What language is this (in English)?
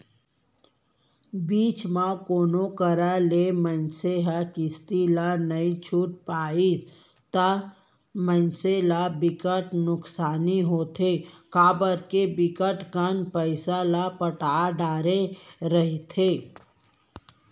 Chhattisgarhi